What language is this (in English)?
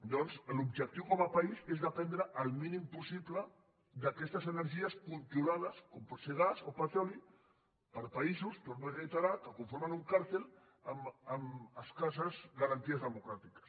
Catalan